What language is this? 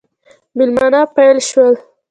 Pashto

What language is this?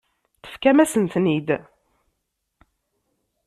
Kabyle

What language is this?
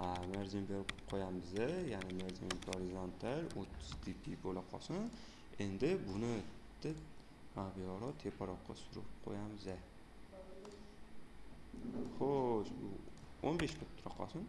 Uzbek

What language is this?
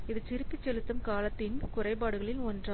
Tamil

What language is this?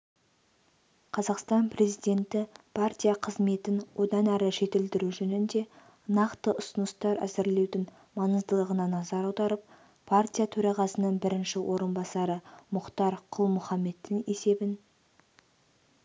Kazakh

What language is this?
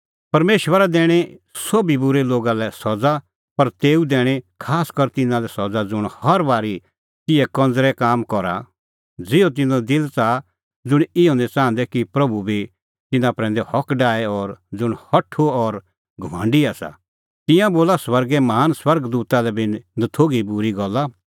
Kullu Pahari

